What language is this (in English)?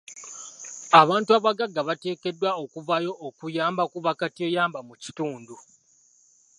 Ganda